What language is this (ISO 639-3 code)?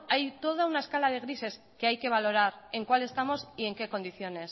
spa